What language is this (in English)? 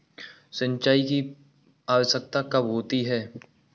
Hindi